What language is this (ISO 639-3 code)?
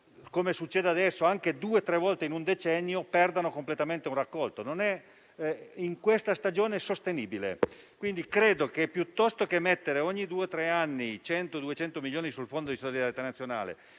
ita